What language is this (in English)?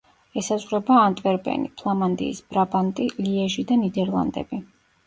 Georgian